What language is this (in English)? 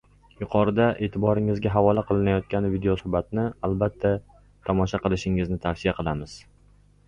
Uzbek